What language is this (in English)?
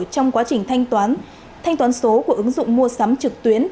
Vietnamese